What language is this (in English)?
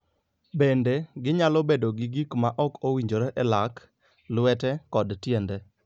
Luo (Kenya and Tanzania)